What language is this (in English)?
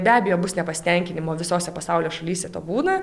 Lithuanian